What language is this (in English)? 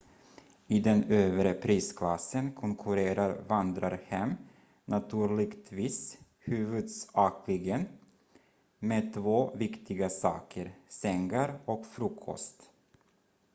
Swedish